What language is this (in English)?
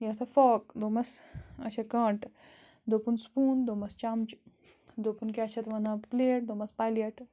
Kashmiri